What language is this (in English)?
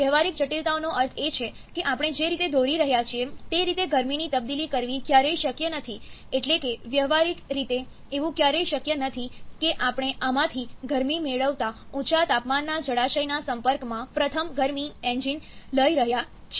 Gujarati